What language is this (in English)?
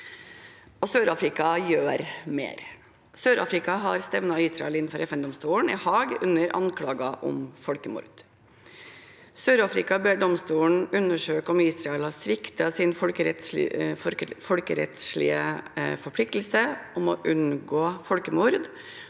Norwegian